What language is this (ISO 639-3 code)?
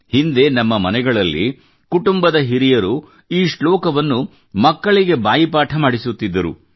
kan